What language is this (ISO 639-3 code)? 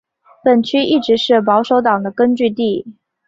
zho